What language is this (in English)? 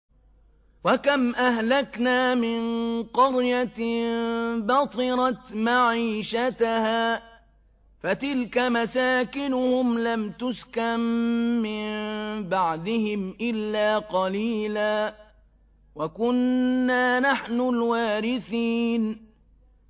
Arabic